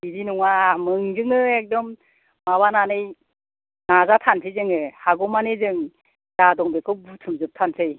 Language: Bodo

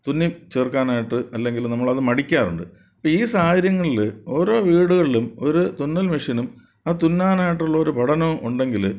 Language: Malayalam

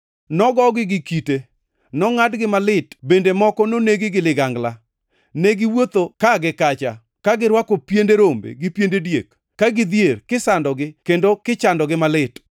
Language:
Luo (Kenya and Tanzania)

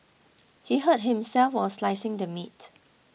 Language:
English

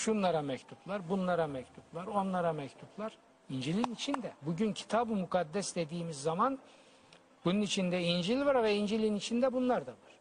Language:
Turkish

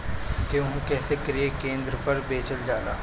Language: Bhojpuri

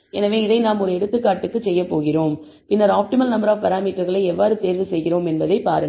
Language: Tamil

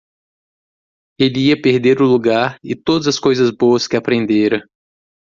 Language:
Portuguese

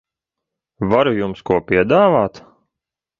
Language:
Latvian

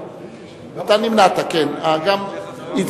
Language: Hebrew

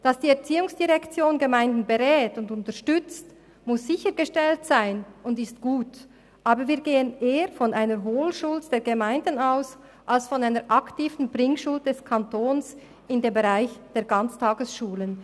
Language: Swiss German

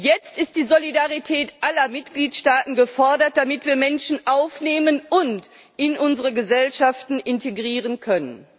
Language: German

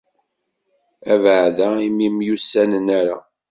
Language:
Kabyle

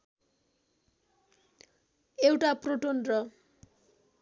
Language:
Nepali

